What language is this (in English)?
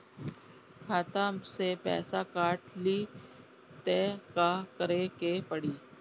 Bhojpuri